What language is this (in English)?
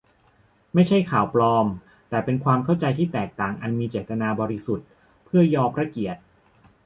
Thai